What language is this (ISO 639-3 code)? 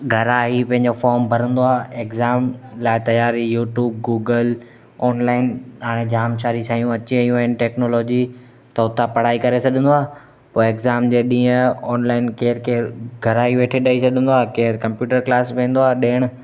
snd